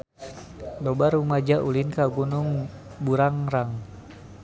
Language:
Sundanese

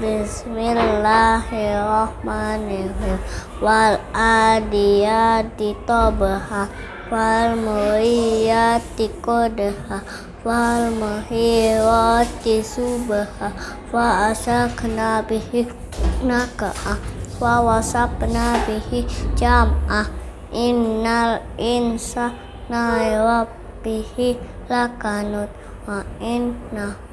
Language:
Indonesian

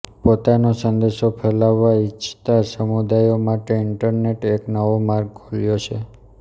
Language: Gujarati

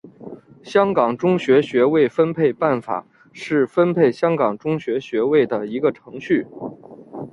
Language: Chinese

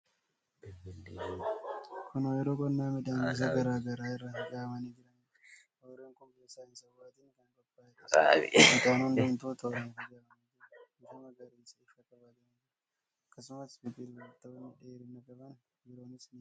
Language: Oromo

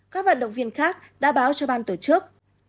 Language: Vietnamese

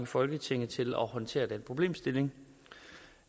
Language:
Danish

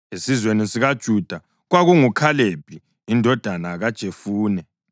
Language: North Ndebele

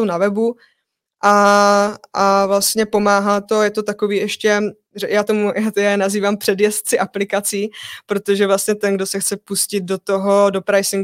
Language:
Czech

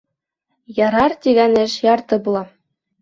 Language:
Bashkir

